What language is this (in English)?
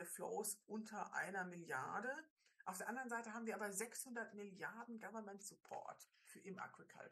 German